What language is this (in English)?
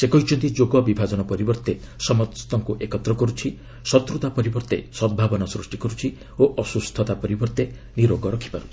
Odia